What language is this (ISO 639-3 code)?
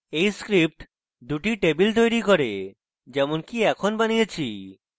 ben